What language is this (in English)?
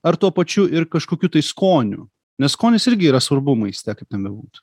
Lithuanian